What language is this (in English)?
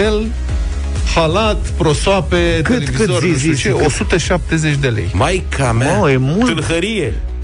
Romanian